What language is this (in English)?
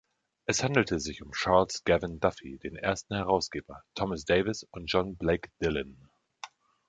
German